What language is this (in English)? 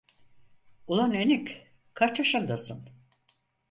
Turkish